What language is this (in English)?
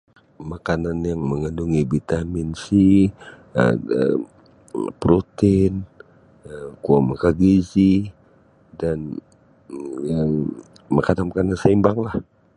Sabah Bisaya